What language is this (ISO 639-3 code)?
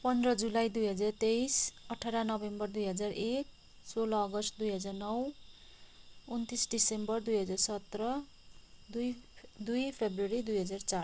nep